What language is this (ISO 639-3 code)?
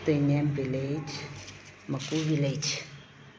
mni